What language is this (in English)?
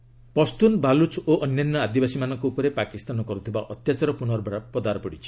Odia